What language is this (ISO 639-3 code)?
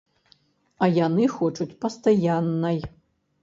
bel